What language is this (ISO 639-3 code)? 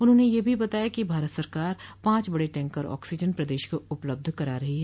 hin